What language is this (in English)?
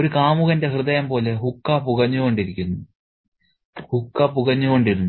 Malayalam